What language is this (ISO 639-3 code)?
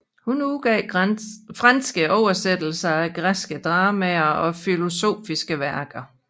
dan